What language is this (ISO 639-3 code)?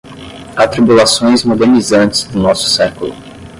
por